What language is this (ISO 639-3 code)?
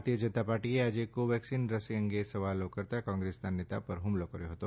guj